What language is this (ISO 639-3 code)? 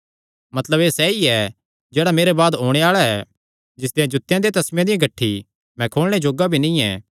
xnr